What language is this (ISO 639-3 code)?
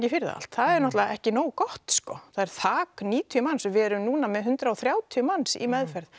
isl